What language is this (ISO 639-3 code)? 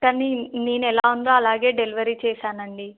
tel